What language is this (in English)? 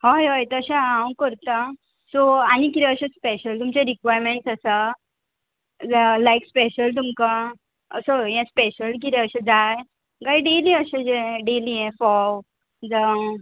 Konkani